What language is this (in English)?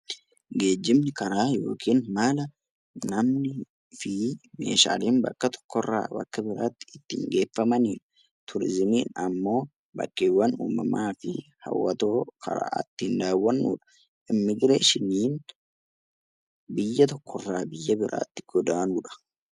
Oromo